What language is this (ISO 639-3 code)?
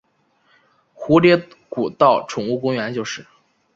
zho